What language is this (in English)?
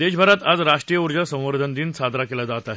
Marathi